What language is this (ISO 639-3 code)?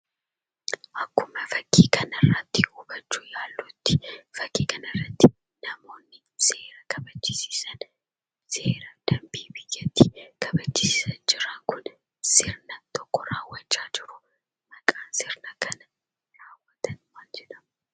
orm